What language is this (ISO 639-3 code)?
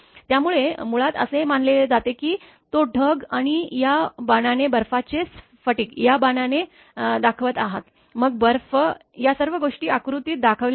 mar